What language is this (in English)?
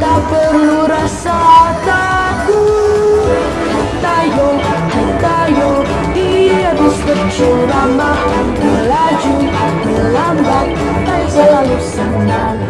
Indonesian